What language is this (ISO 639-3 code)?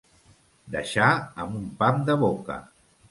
cat